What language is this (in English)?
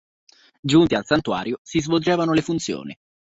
Italian